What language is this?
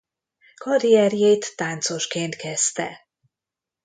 Hungarian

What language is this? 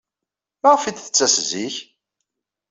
Kabyle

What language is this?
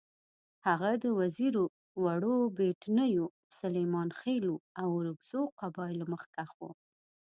Pashto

